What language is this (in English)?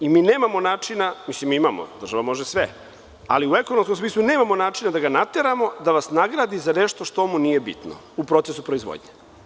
Serbian